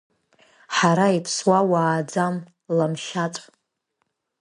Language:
Abkhazian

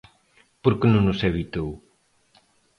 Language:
Galician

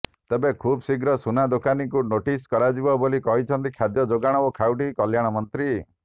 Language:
Odia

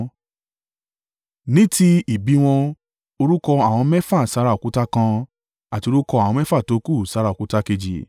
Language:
Yoruba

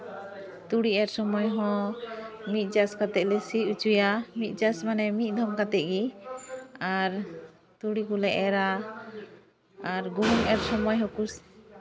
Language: Santali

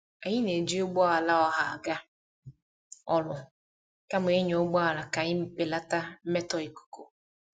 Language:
Igbo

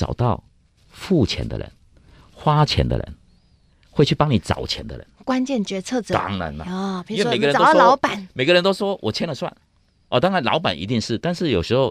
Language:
Chinese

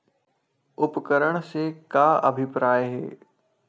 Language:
Chhattisgarhi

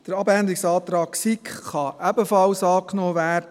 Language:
Swiss German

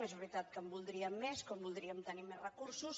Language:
Catalan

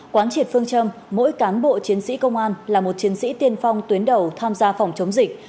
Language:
Vietnamese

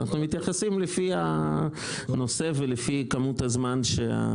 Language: Hebrew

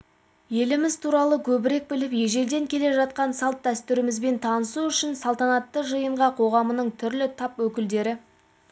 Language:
Kazakh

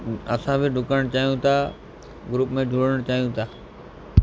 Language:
Sindhi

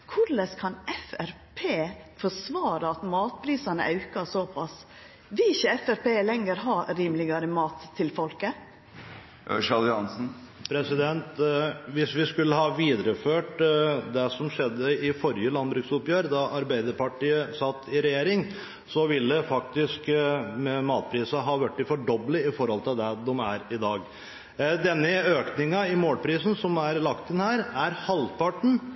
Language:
Norwegian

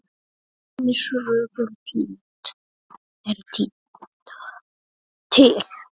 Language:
Icelandic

